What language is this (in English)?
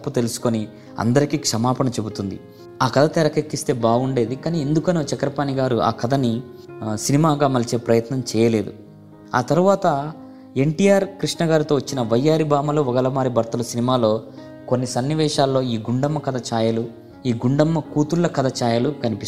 Telugu